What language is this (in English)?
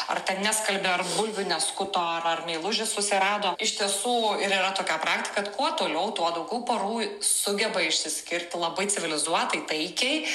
Lithuanian